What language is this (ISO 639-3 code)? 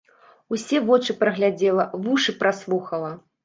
bel